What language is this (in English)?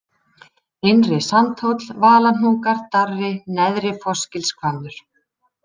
Icelandic